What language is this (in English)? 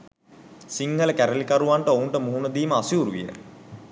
Sinhala